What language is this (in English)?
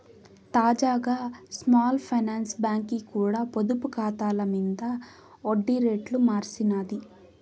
Telugu